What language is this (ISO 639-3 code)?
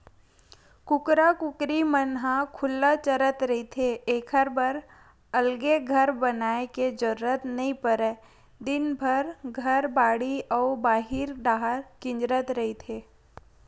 hne